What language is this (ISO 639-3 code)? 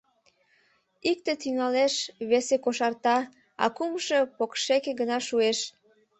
chm